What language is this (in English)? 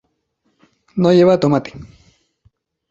Spanish